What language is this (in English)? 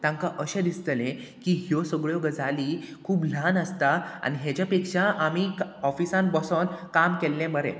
Konkani